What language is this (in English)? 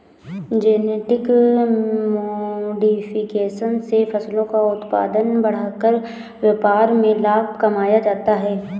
Hindi